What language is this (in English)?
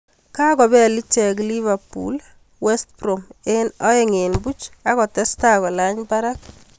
Kalenjin